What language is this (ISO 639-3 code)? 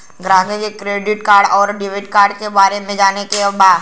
bho